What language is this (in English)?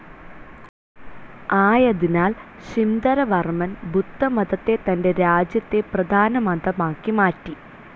Malayalam